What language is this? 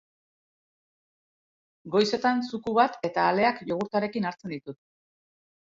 Basque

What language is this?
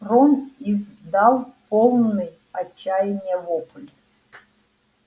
Russian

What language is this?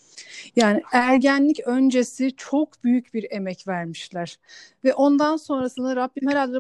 Turkish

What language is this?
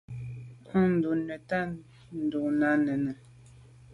Medumba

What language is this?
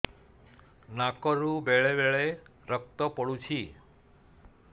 Odia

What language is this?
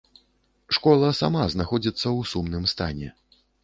Belarusian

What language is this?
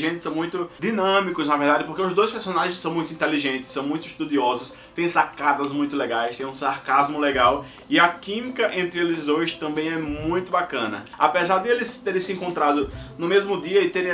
Portuguese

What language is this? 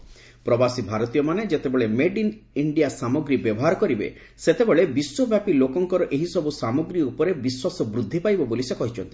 Odia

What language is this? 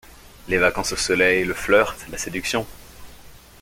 French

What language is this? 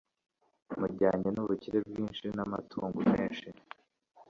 Kinyarwanda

